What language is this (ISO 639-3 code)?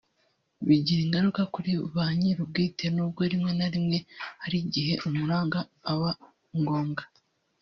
kin